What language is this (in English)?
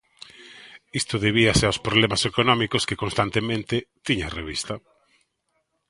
Galician